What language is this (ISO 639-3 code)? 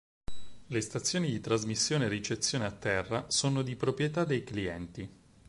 ita